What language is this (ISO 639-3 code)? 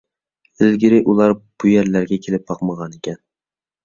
uig